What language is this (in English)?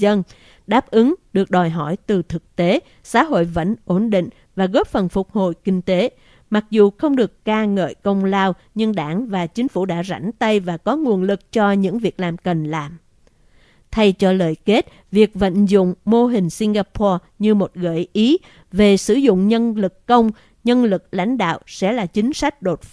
Vietnamese